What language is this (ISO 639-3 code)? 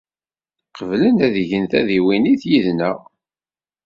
kab